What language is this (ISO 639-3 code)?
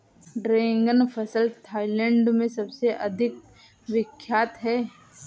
hin